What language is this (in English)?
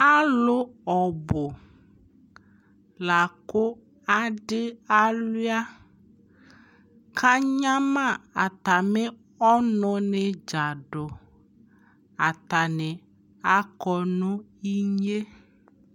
Ikposo